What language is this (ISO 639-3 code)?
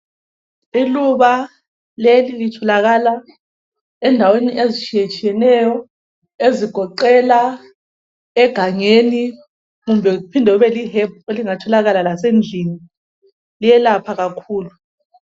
nde